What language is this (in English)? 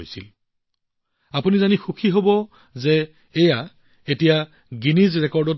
Assamese